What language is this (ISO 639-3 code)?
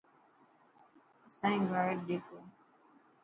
mki